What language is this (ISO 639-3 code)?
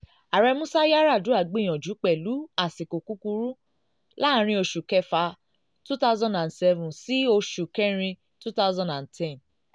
yor